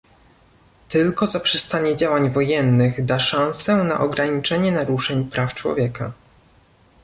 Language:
Polish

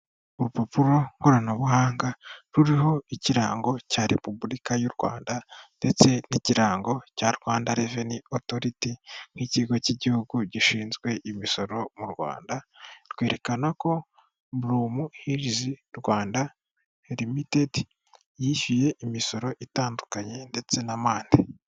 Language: Kinyarwanda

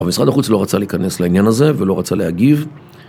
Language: Hebrew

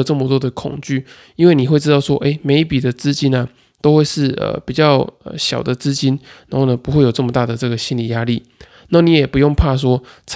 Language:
Chinese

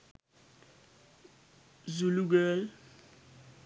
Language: Sinhala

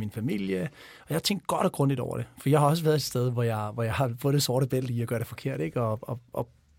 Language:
Danish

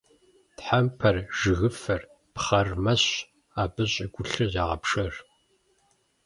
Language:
Kabardian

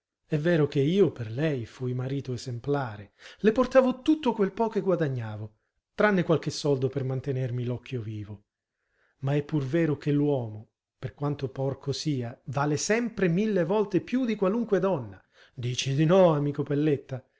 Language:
Italian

